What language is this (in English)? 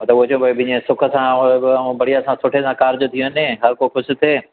Sindhi